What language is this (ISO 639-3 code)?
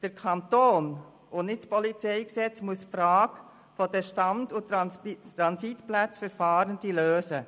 gsw